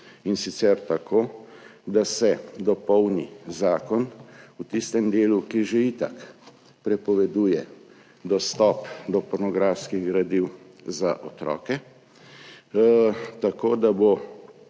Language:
Slovenian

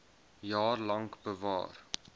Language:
Afrikaans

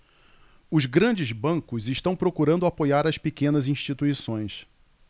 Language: Portuguese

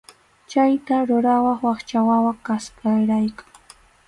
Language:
Arequipa-La Unión Quechua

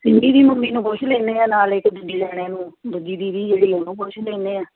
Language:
Punjabi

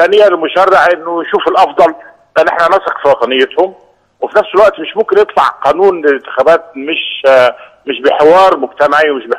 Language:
Arabic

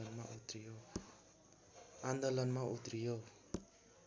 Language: Nepali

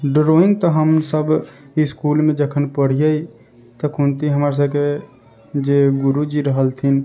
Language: Maithili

